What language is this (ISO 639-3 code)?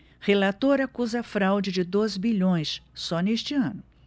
por